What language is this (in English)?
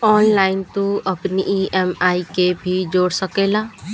Bhojpuri